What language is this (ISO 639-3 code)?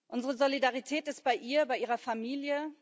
deu